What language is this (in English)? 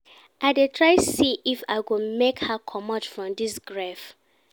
Nigerian Pidgin